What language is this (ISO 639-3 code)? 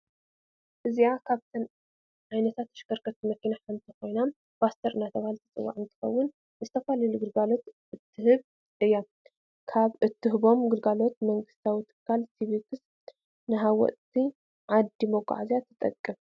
tir